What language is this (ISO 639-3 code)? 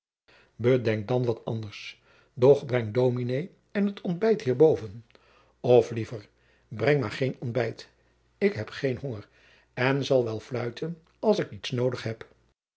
nld